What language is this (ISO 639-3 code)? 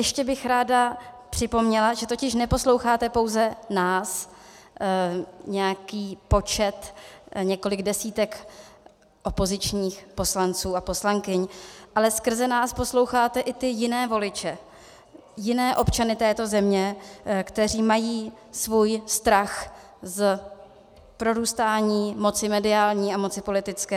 ces